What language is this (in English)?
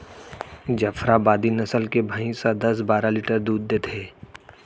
Chhattisgarhi